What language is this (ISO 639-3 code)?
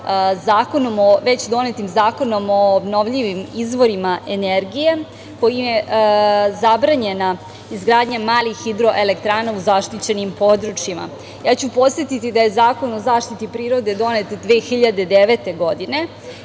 srp